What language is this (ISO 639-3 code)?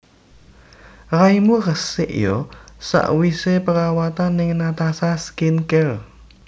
jav